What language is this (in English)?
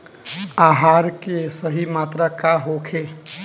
Bhojpuri